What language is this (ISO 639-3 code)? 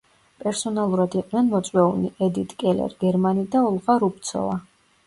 kat